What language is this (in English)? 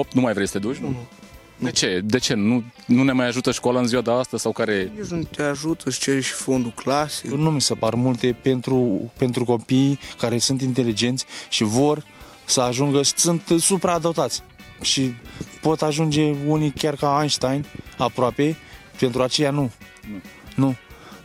Romanian